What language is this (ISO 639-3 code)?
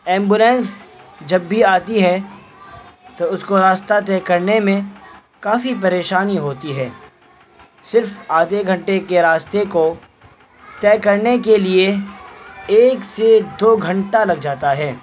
urd